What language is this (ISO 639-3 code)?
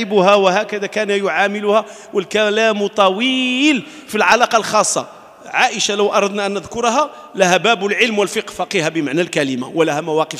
ara